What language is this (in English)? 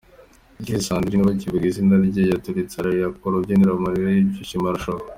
Kinyarwanda